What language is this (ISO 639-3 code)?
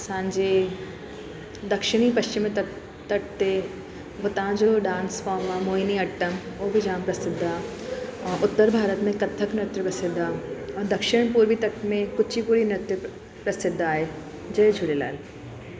snd